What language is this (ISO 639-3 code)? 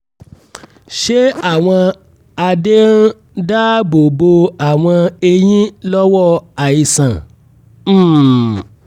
yor